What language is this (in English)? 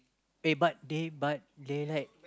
English